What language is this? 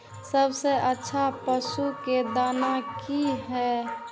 Maithili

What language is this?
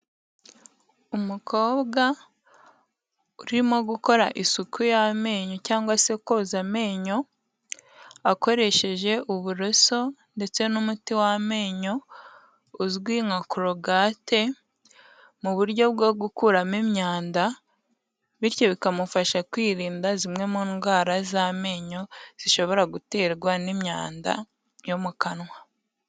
Kinyarwanda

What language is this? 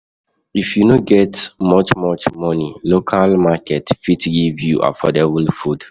Nigerian Pidgin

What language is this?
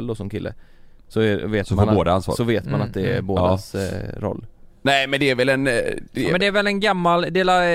Swedish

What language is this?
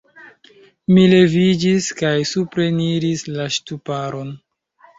Esperanto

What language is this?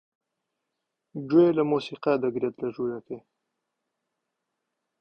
Central Kurdish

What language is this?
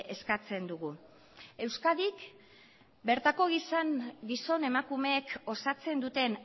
Basque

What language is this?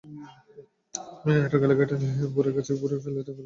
Bangla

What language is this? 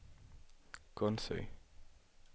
Danish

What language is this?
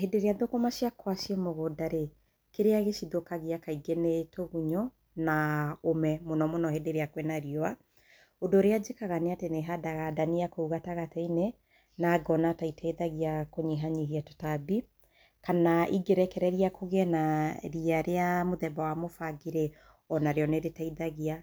Kikuyu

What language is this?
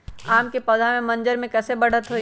Magahi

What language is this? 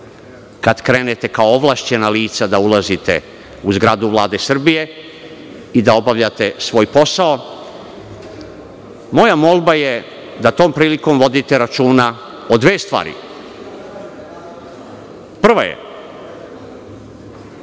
Serbian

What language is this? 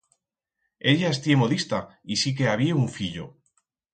Aragonese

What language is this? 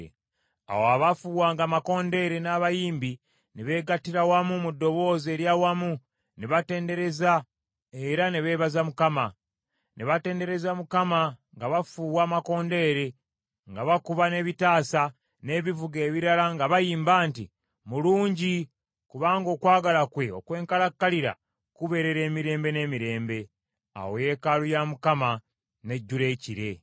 Ganda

